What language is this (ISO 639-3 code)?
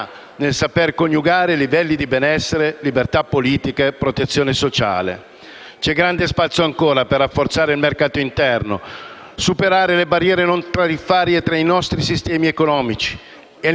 ita